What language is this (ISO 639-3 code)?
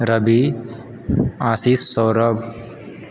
mai